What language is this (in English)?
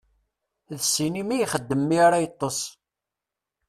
Kabyle